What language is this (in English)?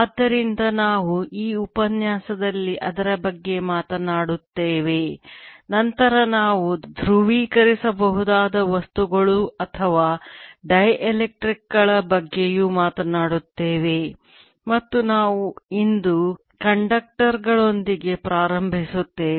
Kannada